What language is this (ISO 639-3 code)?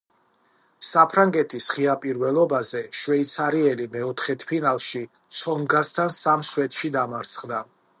kat